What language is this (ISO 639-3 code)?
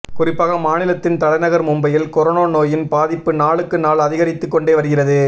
tam